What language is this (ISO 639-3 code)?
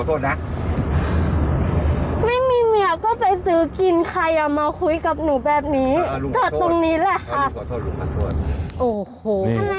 tha